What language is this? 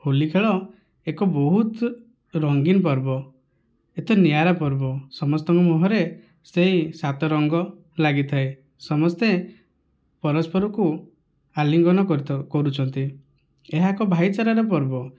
Odia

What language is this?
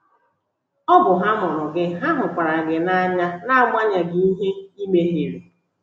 Igbo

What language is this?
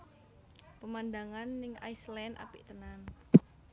Javanese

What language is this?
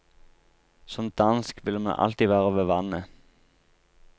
Norwegian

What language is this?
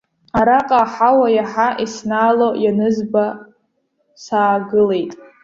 Abkhazian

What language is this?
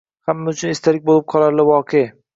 Uzbek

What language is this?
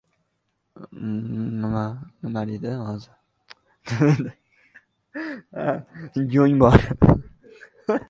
Uzbek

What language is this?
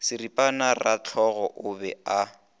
Northern Sotho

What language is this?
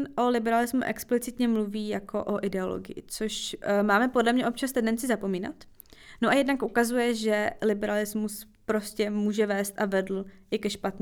Czech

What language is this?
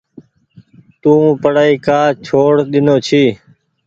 Goaria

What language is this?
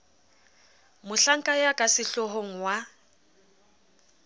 Southern Sotho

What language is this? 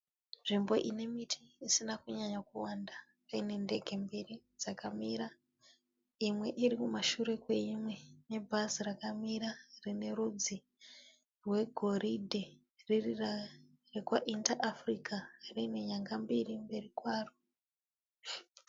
Shona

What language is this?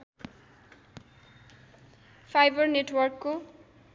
Nepali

